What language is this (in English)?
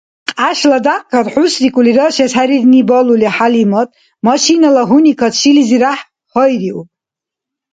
Dargwa